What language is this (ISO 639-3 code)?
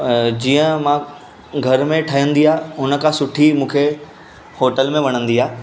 snd